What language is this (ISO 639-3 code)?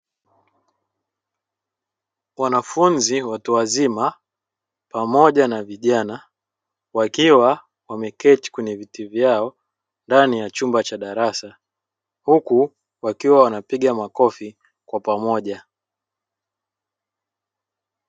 swa